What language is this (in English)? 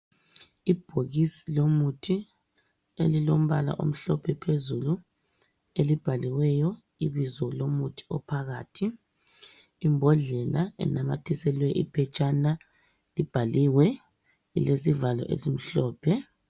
North Ndebele